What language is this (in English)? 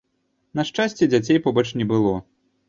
Belarusian